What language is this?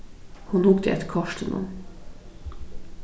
Faroese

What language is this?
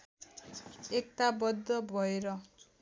Nepali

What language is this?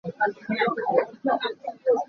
Hakha Chin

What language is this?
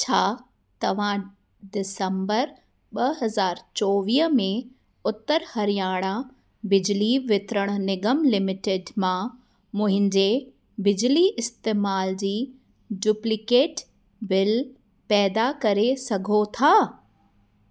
Sindhi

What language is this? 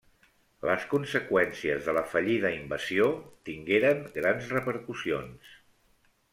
Catalan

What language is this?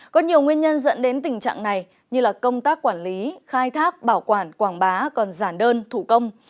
Vietnamese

